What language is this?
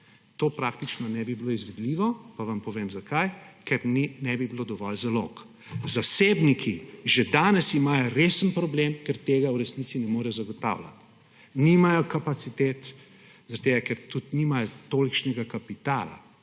Slovenian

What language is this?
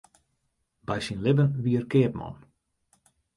Western Frisian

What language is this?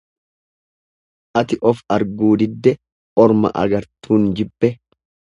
Oromo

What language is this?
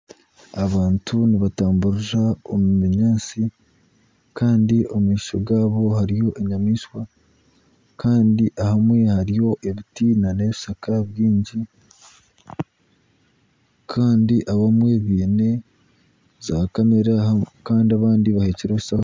Nyankole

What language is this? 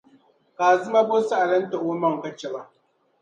Dagbani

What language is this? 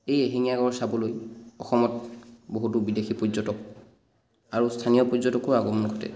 Assamese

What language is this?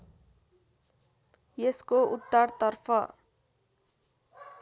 Nepali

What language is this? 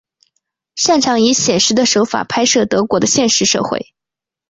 Chinese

